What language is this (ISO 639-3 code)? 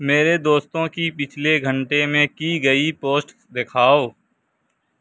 urd